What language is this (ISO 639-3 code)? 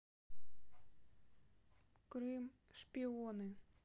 rus